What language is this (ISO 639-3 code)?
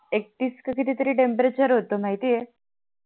mar